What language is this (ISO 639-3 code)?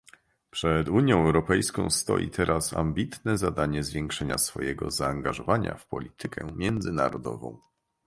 pol